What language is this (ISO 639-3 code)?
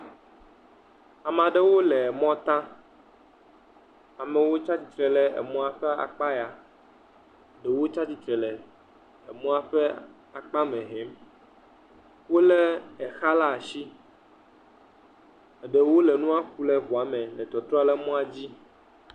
ewe